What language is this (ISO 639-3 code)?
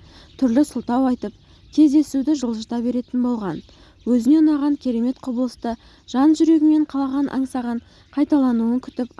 tur